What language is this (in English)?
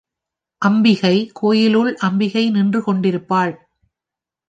Tamil